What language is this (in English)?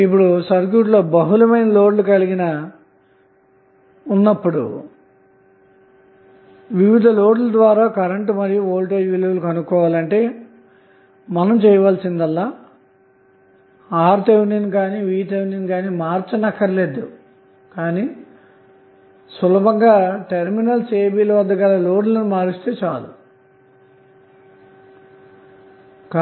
Telugu